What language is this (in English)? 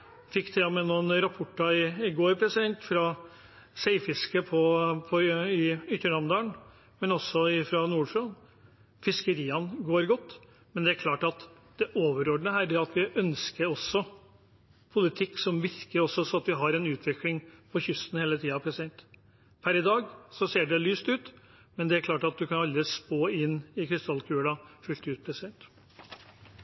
Norwegian Bokmål